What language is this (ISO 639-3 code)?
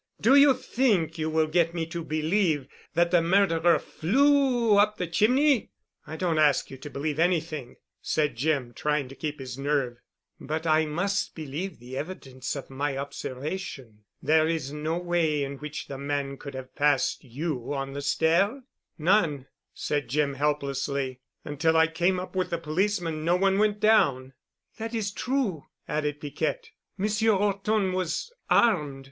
eng